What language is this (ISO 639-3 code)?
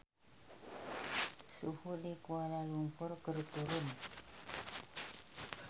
sun